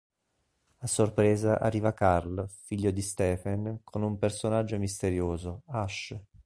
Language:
Italian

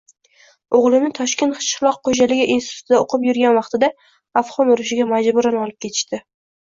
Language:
Uzbek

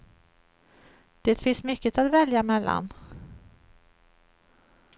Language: Swedish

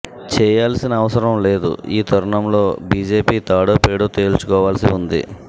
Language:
Telugu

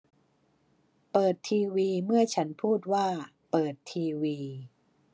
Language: Thai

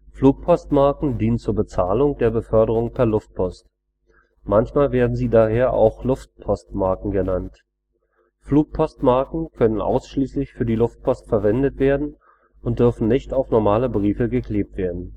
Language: German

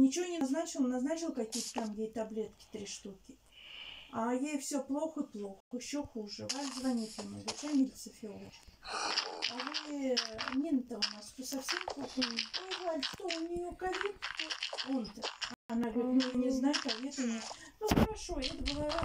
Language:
Russian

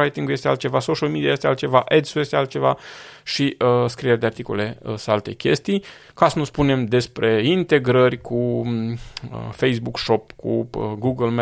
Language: Romanian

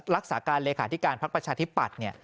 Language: Thai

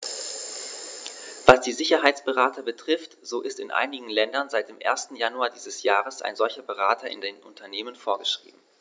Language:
German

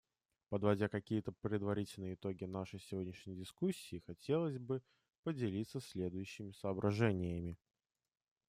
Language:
Russian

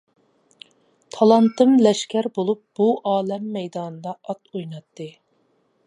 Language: Uyghur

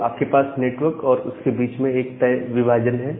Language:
Hindi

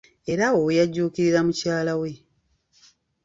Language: Ganda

